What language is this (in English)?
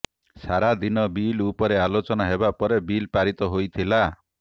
Odia